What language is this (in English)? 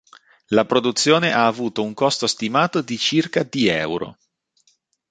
Italian